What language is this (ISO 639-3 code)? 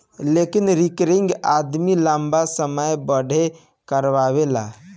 bho